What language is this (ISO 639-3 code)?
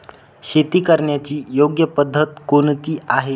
mar